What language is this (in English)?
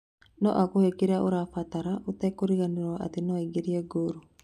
Kikuyu